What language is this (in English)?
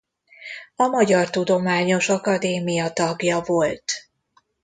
Hungarian